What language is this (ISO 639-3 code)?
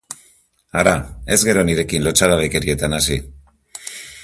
eus